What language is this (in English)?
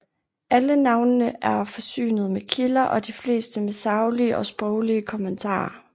Danish